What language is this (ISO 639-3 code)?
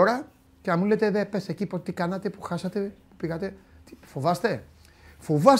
ell